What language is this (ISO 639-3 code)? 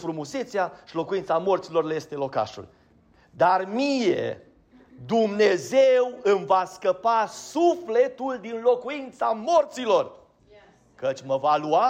ron